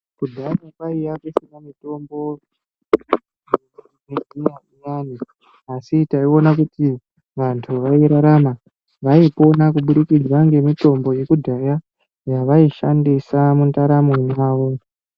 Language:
Ndau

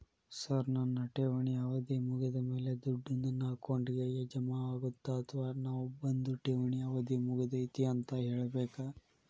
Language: Kannada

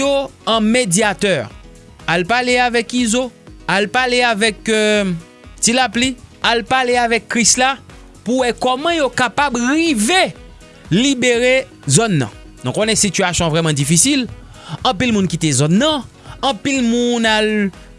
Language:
French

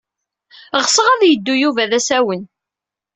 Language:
Kabyle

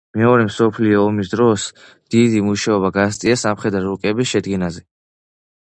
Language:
Georgian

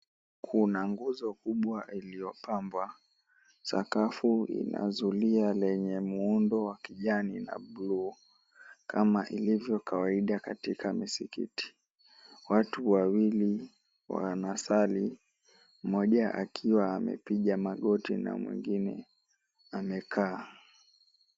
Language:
Swahili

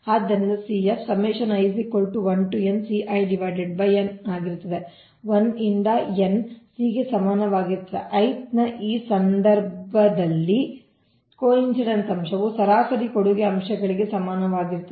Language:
Kannada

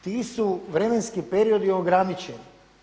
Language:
Croatian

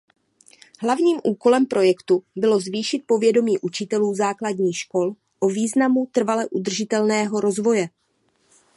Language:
Czech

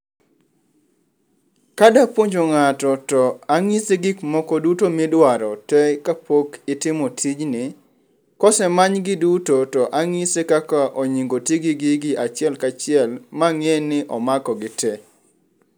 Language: Luo (Kenya and Tanzania)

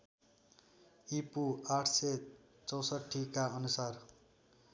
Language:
Nepali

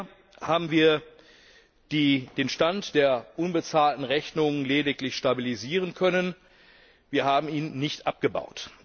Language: German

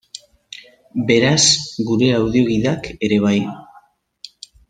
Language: Basque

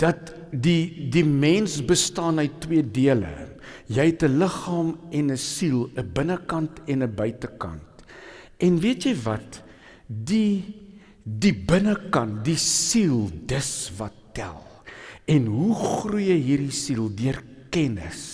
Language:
Dutch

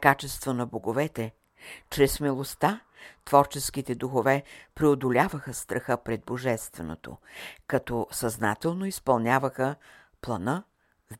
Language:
Bulgarian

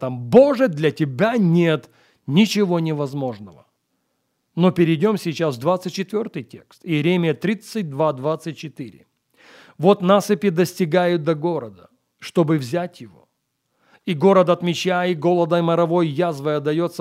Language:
Russian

